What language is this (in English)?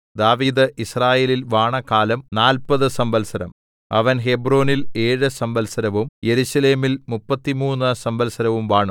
Malayalam